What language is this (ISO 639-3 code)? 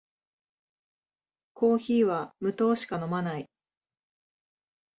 jpn